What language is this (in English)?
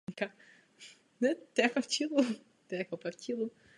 Czech